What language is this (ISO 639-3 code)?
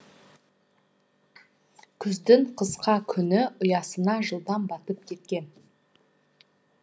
kaz